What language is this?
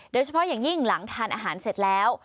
Thai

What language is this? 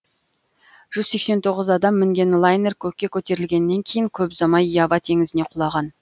Kazakh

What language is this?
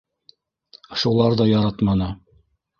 Bashkir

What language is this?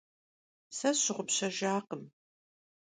Kabardian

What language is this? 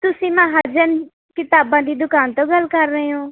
Punjabi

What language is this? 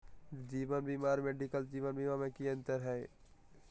Magahi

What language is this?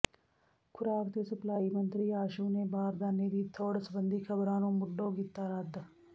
Punjabi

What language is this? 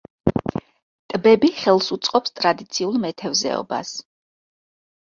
Georgian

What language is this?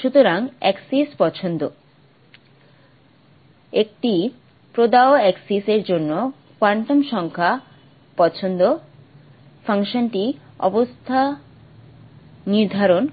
Bangla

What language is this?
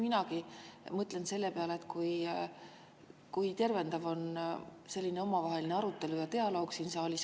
Estonian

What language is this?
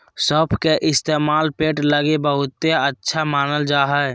Magahi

